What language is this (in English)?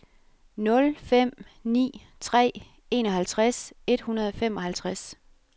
Danish